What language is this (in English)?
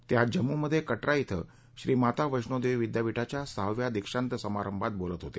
Marathi